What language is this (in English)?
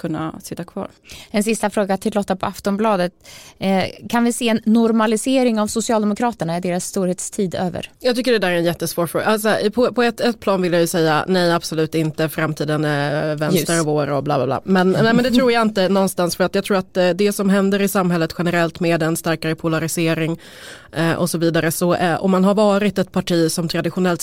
Swedish